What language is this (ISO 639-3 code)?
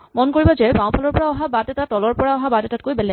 asm